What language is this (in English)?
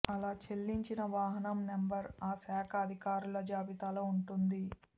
Telugu